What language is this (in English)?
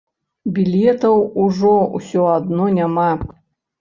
Belarusian